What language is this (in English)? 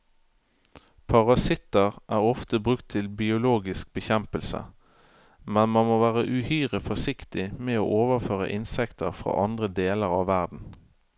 Norwegian